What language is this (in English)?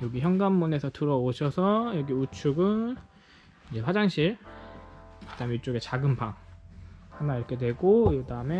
Korean